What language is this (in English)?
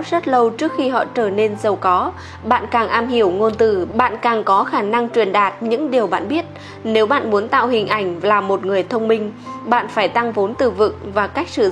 Vietnamese